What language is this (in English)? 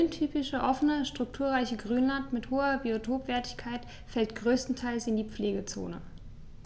German